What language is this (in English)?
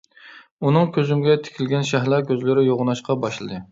Uyghur